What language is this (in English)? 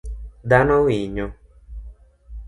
Luo (Kenya and Tanzania)